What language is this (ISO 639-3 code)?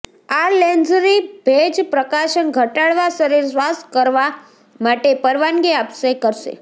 guj